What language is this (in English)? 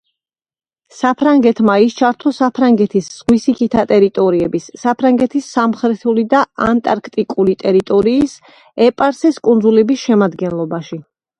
Georgian